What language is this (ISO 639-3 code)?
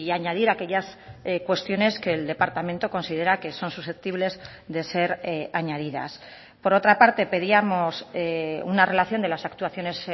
spa